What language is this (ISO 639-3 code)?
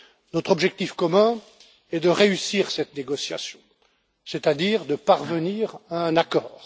fra